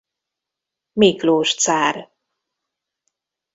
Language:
Hungarian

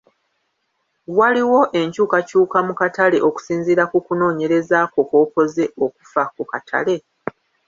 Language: Ganda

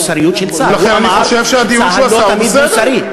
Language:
Hebrew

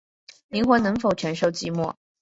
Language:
Chinese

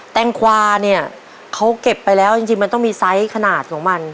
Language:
Thai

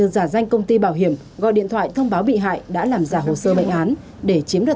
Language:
Vietnamese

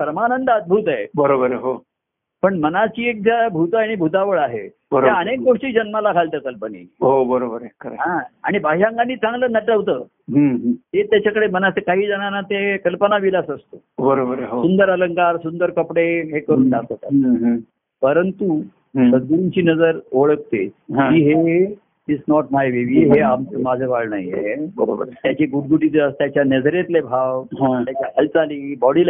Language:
Marathi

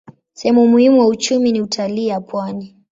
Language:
Swahili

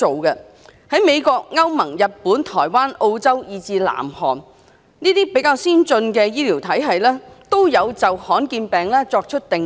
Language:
Cantonese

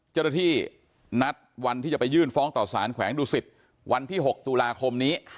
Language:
Thai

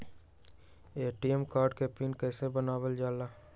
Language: Magahi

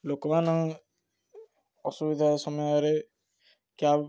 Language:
Odia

